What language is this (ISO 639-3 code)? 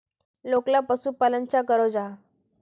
mag